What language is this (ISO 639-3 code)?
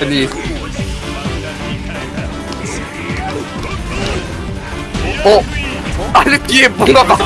kor